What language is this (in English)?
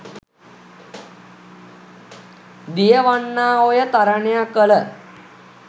Sinhala